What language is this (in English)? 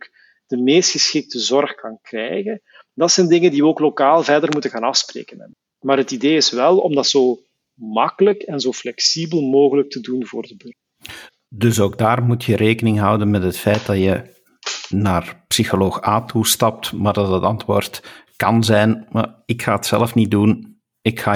Dutch